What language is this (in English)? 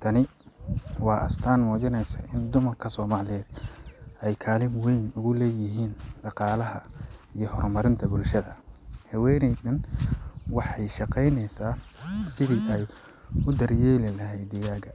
Somali